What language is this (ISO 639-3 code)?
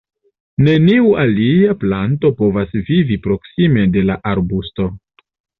epo